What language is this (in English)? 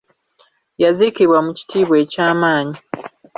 Ganda